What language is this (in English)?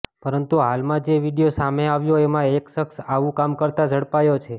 Gujarati